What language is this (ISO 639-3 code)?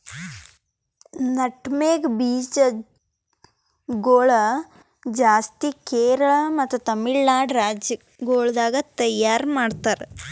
kan